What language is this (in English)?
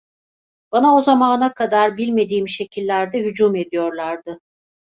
Turkish